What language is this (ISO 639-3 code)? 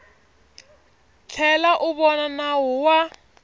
tso